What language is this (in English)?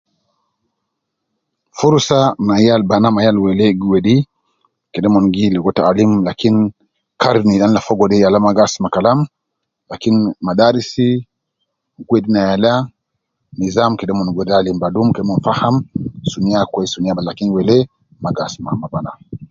Nubi